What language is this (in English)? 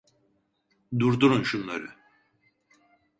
Turkish